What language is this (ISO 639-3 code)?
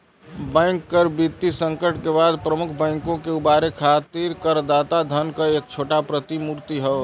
bho